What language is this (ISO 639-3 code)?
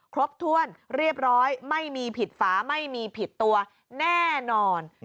tha